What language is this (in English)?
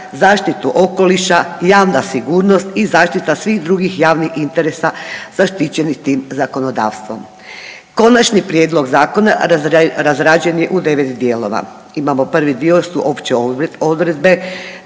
Croatian